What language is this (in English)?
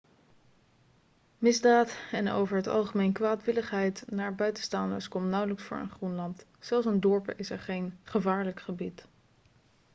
Dutch